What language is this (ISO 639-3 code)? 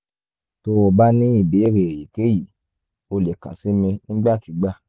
yor